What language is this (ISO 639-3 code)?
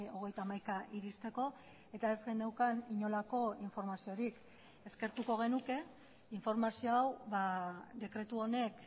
eus